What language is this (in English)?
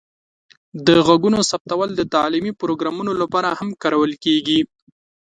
Pashto